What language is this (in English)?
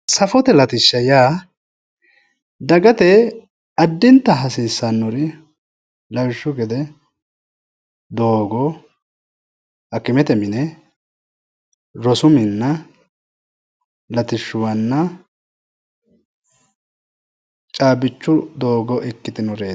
Sidamo